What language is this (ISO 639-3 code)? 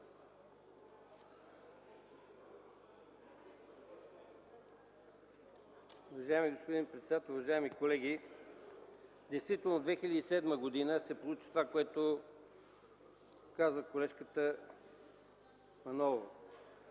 bul